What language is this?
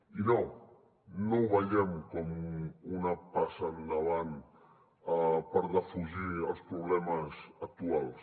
Catalan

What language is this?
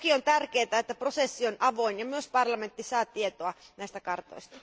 Finnish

